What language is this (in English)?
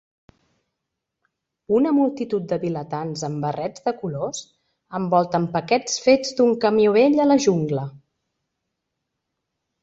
Catalan